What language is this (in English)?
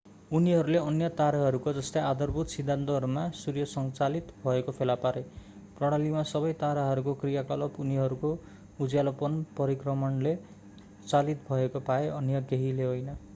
Nepali